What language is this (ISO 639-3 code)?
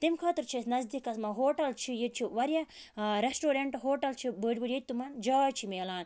kas